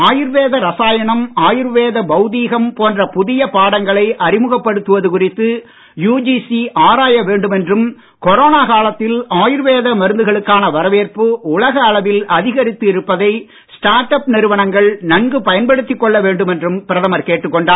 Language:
Tamil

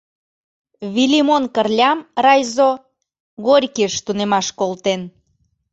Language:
Mari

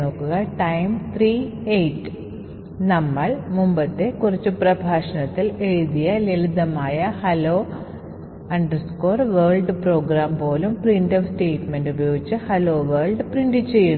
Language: Malayalam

